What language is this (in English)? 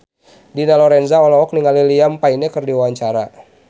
Sundanese